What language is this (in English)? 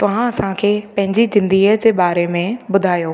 Sindhi